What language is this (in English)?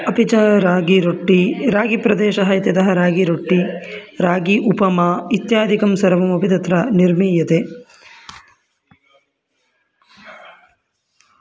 Sanskrit